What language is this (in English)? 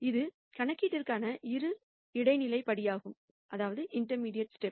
Tamil